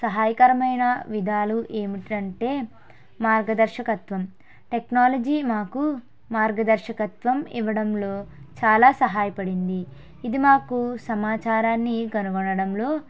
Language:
Telugu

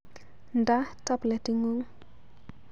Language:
Kalenjin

